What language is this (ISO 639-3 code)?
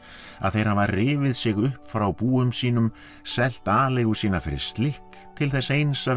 isl